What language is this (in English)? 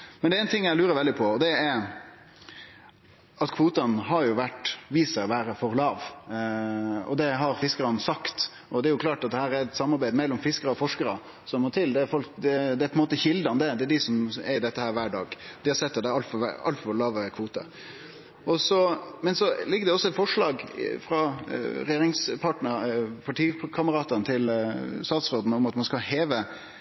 Norwegian Nynorsk